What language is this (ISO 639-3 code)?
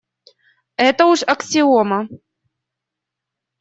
rus